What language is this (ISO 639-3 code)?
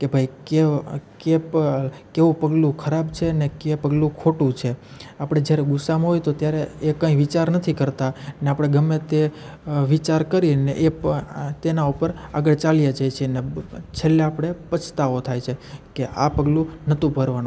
guj